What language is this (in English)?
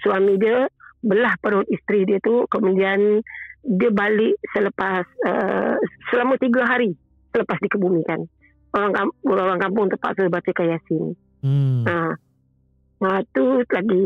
Malay